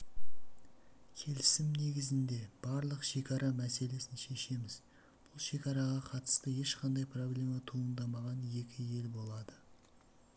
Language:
Kazakh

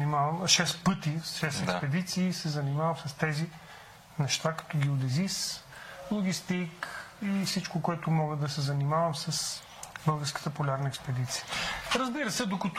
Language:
Bulgarian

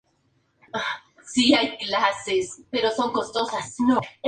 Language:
Spanish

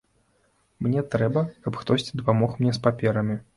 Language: Belarusian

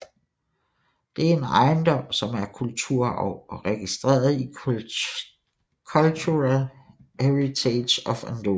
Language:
Danish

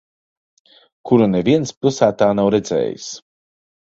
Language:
Latvian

